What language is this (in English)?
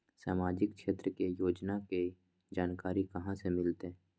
Magahi